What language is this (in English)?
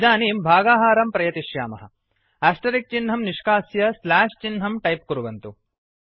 Sanskrit